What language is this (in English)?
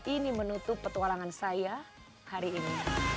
Indonesian